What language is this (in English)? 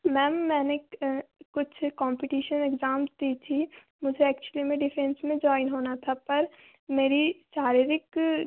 Hindi